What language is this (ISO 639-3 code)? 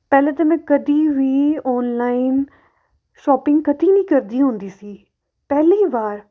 pan